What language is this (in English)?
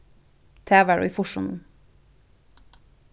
Faroese